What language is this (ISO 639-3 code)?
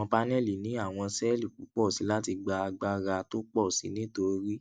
yor